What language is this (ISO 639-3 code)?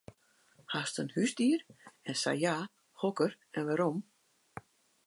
fry